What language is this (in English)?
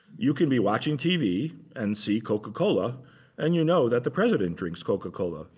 English